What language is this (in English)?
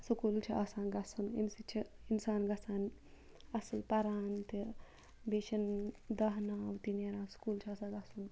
Kashmiri